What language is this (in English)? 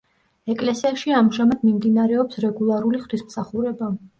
Georgian